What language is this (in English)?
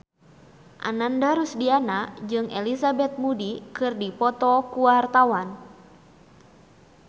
Sundanese